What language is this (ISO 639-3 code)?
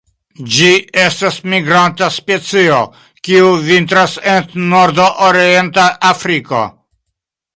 epo